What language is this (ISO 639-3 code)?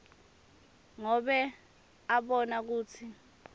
ssw